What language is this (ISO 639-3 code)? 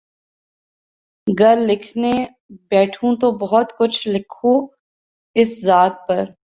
urd